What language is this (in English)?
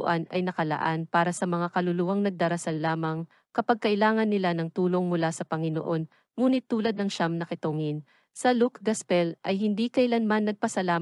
Filipino